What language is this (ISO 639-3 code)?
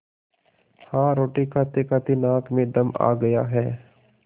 hin